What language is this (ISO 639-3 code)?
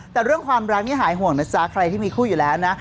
tha